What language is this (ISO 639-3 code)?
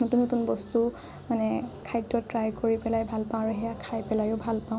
asm